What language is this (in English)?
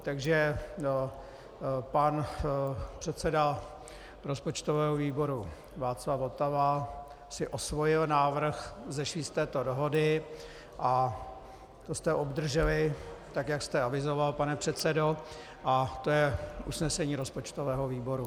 Czech